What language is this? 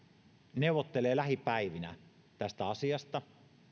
Finnish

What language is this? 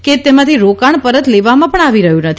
Gujarati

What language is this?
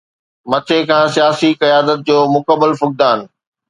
Sindhi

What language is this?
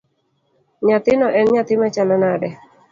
Luo (Kenya and Tanzania)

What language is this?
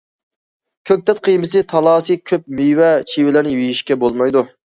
Uyghur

